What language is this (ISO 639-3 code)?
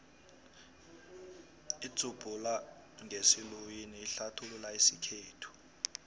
nbl